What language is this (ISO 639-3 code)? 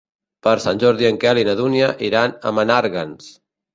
cat